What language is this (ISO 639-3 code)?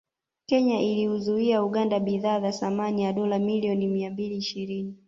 swa